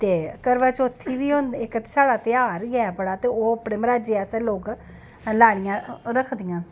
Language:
Dogri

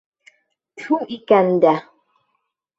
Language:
Bashkir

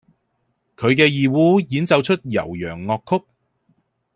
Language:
Cantonese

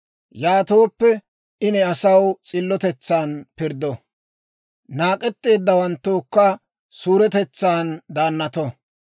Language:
Dawro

